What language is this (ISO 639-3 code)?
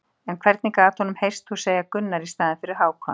isl